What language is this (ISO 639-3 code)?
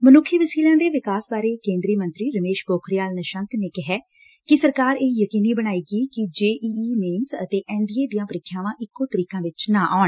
pan